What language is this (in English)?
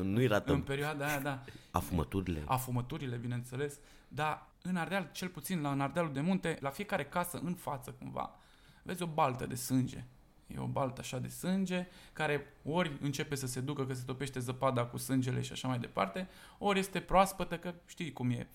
Romanian